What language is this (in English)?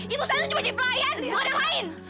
Indonesian